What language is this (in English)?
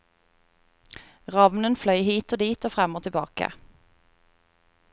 Norwegian